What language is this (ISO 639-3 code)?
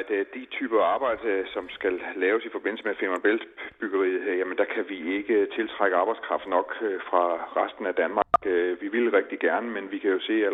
dan